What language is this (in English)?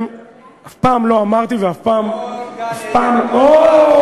Hebrew